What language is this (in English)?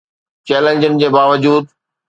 Sindhi